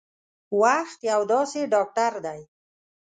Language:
Pashto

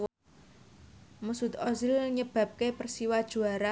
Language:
Javanese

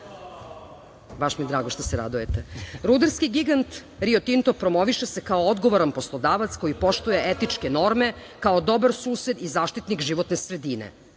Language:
Serbian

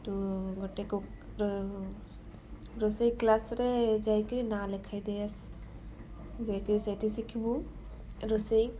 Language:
Odia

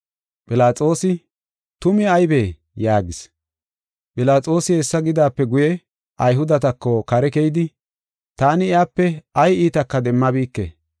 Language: Gofa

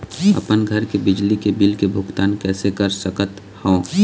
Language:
Chhattisgarhi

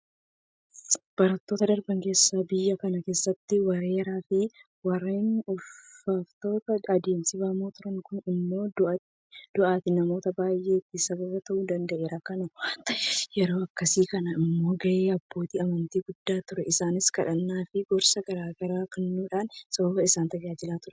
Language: Oromo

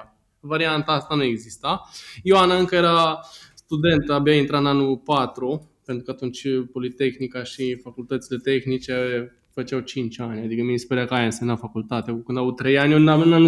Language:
Romanian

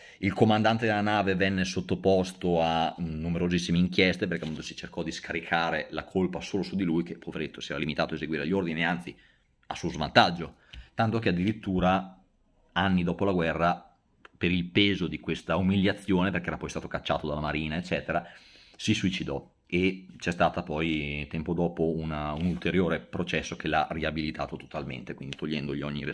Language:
Italian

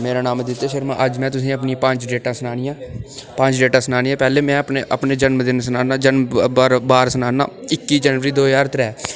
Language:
Dogri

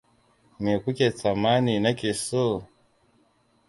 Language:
Hausa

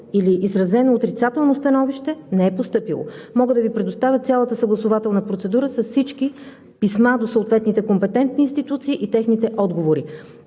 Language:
Bulgarian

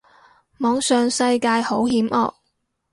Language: Cantonese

